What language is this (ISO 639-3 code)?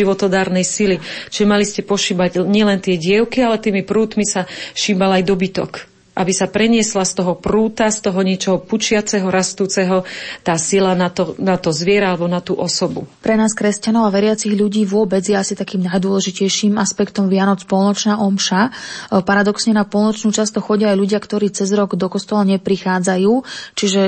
slk